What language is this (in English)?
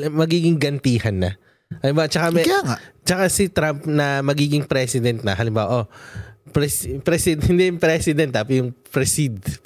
Filipino